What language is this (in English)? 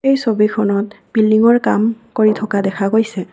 Assamese